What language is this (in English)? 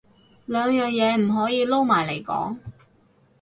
Cantonese